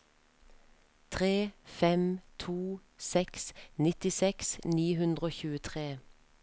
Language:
Norwegian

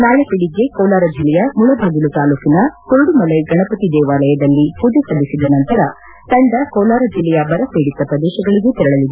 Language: Kannada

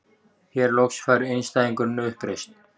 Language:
Icelandic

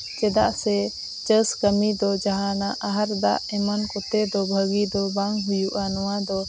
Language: Santali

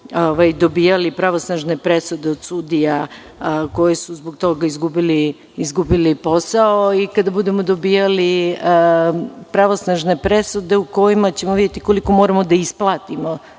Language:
Serbian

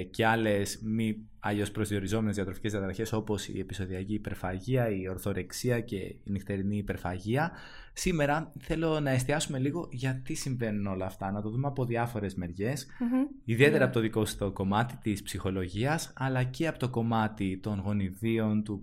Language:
Greek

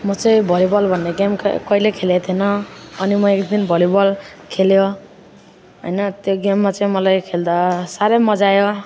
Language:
Nepali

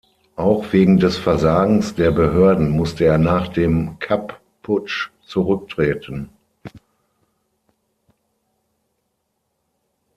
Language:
German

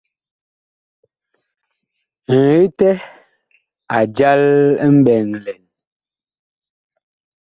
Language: Bakoko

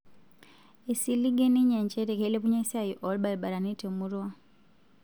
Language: Masai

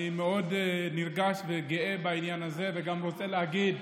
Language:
Hebrew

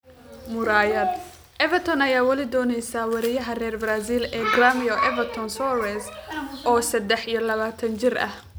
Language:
Somali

